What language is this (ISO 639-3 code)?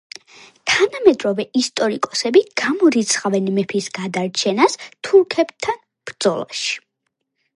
kat